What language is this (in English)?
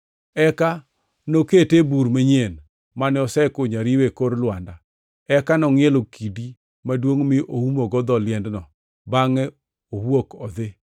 Luo (Kenya and Tanzania)